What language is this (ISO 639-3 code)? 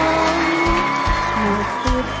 tha